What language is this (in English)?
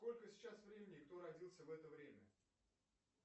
Russian